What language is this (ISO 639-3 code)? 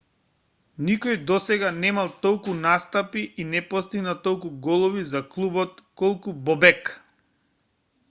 mkd